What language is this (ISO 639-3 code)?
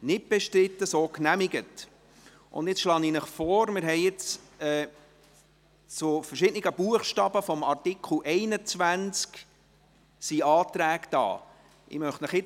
gsw